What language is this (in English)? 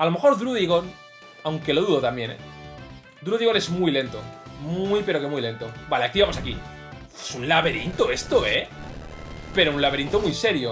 Spanish